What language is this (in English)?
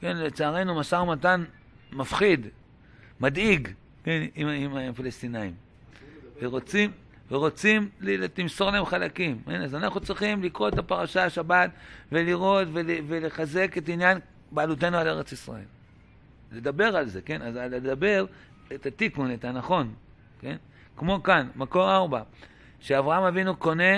Hebrew